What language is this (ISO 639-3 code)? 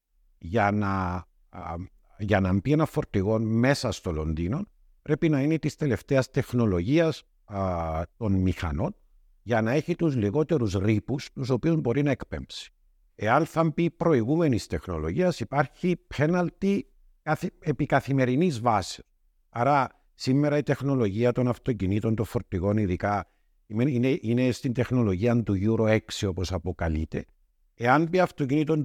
ell